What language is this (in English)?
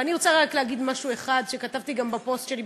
Hebrew